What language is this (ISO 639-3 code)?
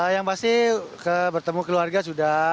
ind